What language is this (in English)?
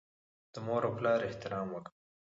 Pashto